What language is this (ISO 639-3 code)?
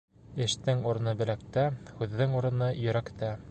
bak